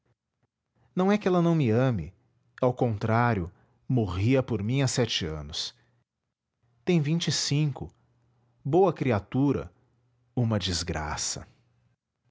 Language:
Portuguese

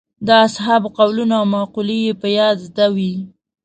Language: Pashto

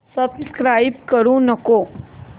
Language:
Marathi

